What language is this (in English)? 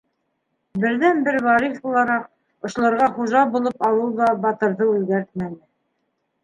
Bashkir